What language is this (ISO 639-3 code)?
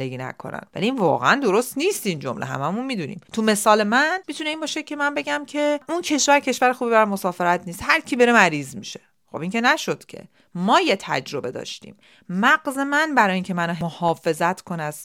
fas